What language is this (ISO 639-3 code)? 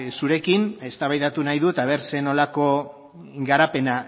eus